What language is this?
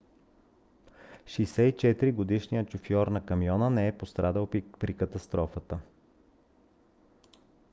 Bulgarian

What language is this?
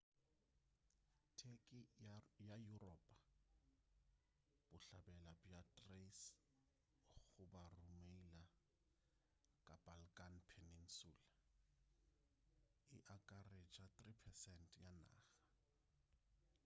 Northern Sotho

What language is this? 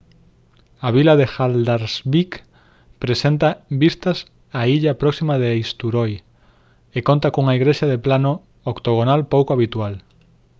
Galician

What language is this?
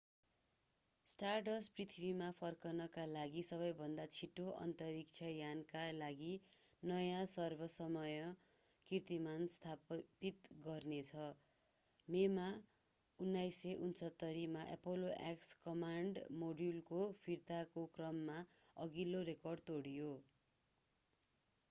Nepali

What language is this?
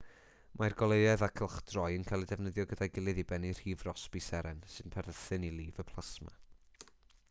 Welsh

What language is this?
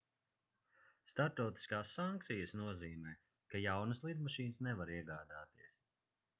Latvian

